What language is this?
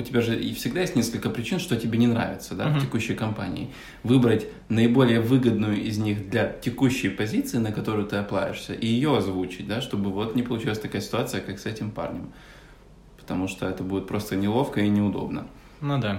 Russian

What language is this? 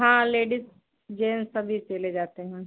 Hindi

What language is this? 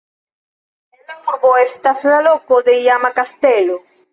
Esperanto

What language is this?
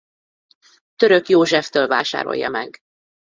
Hungarian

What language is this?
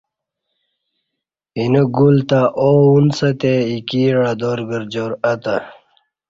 Kati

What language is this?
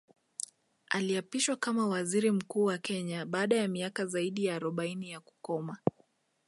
Swahili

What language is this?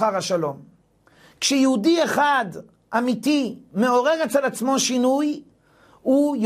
Hebrew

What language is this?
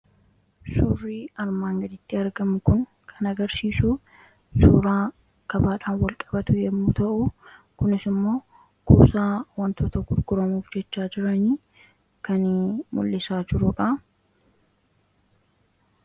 Oromo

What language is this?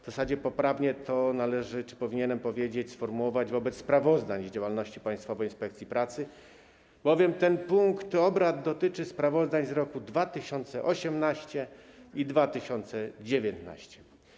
Polish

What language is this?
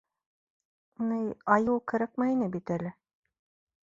Bashkir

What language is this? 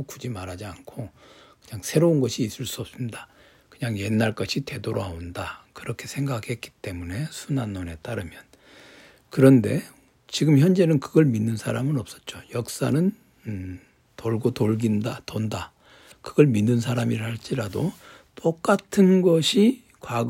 Korean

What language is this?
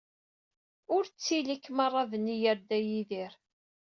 Kabyle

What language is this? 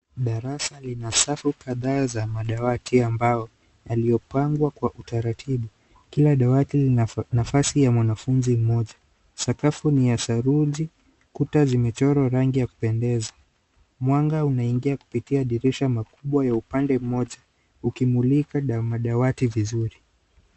Swahili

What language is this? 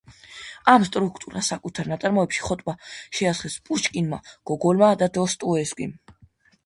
Georgian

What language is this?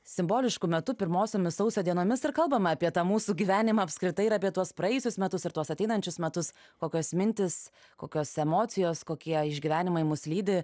Lithuanian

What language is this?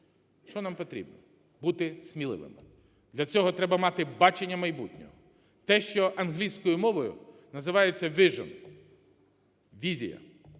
Ukrainian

